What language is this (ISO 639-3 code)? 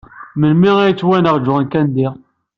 kab